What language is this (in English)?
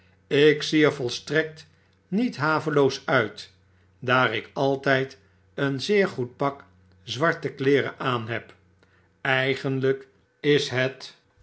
Dutch